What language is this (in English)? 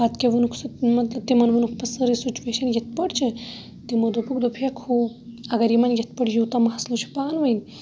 Kashmiri